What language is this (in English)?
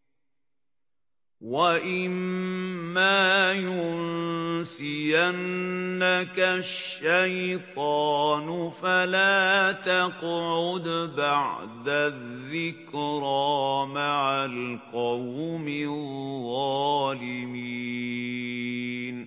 Arabic